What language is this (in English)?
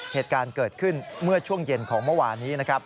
Thai